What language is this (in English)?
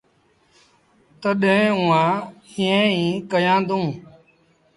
Sindhi Bhil